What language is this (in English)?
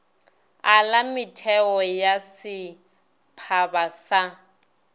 Northern Sotho